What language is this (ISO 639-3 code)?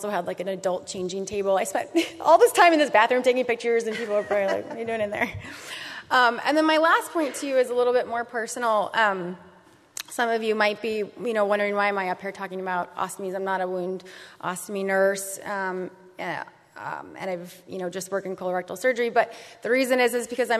eng